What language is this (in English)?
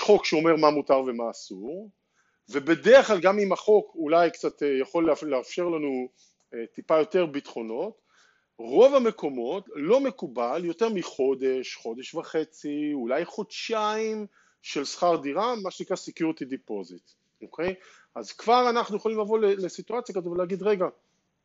Hebrew